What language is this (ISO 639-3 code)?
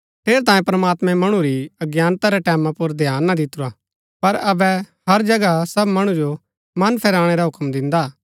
gbk